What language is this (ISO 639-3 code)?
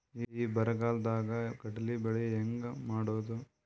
kan